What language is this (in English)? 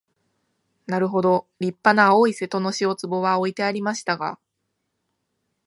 Japanese